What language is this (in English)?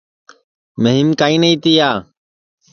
Sansi